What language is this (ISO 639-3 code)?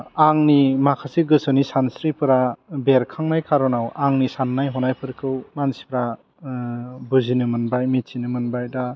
brx